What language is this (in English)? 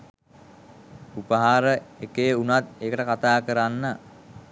Sinhala